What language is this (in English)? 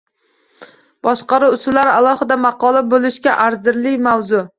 Uzbek